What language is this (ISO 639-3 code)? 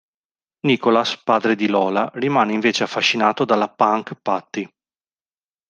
ita